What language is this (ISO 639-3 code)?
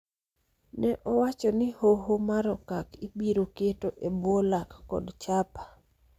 luo